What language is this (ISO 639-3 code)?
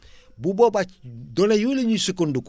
wol